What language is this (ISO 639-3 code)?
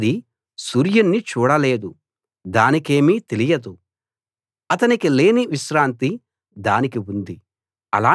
tel